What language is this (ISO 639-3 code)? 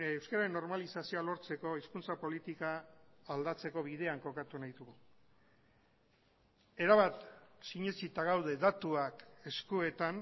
eus